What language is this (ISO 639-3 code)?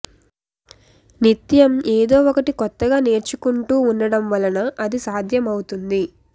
tel